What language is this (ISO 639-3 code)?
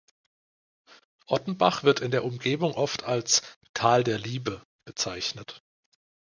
deu